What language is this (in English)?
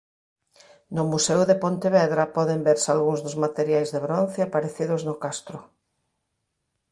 Galician